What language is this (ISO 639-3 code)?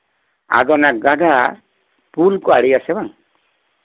sat